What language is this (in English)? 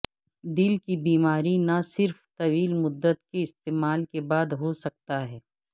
Urdu